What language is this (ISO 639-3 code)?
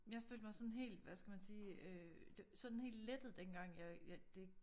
dan